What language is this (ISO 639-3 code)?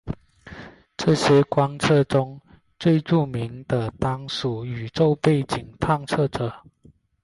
zho